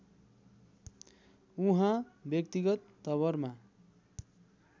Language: Nepali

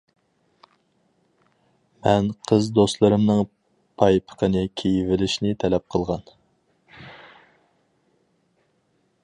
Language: Uyghur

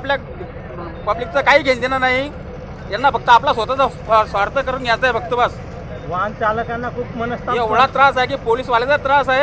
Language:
Marathi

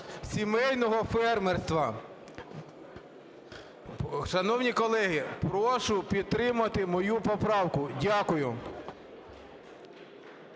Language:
Ukrainian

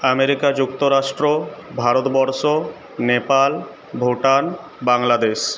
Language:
Bangla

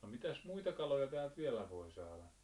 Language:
Finnish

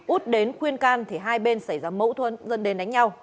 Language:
Vietnamese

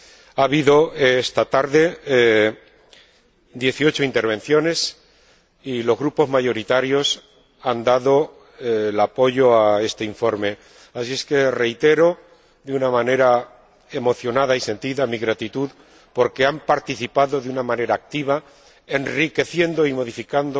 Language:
Spanish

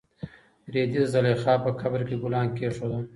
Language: Pashto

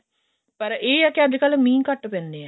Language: Punjabi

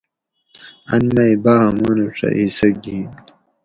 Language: Gawri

